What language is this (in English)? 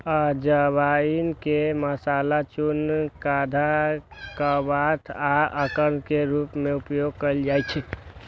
Maithili